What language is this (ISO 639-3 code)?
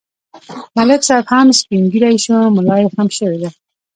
pus